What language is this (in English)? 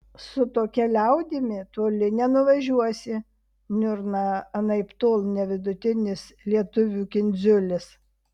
Lithuanian